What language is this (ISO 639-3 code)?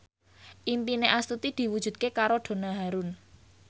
jav